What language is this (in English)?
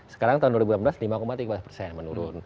Indonesian